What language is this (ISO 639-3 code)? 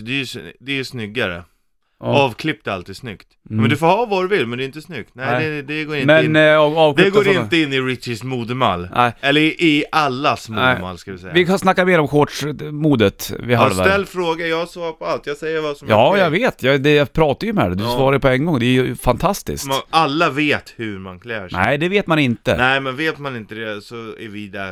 swe